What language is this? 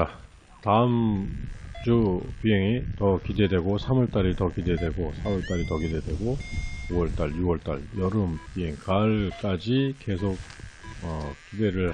Korean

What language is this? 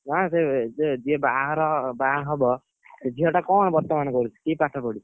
Odia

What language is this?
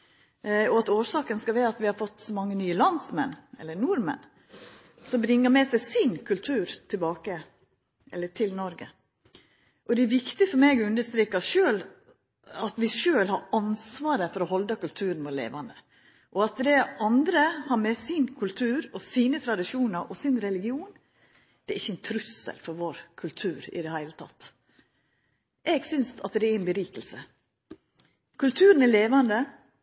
Norwegian Nynorsk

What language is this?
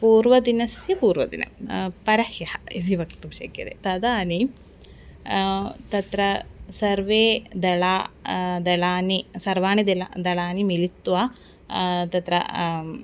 Sanskrit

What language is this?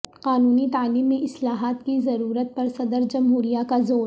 Urdu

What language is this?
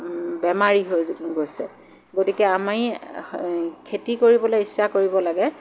Assamese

